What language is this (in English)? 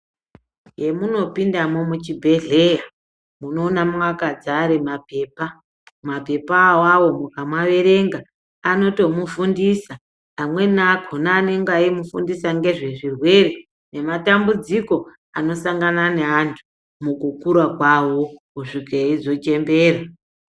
Ndau